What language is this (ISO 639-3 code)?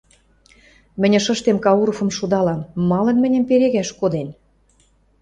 mrj